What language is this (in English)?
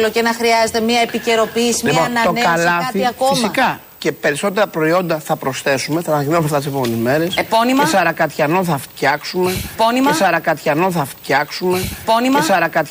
Greek